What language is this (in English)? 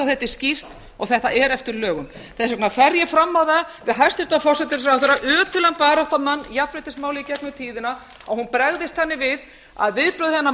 Icelandic